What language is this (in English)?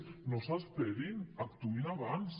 Catalan